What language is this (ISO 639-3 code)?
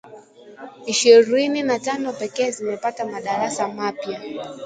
swa